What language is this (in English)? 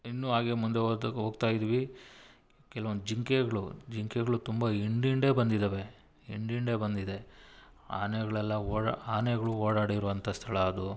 Kannada